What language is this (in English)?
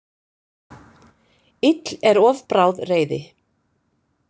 Icelandic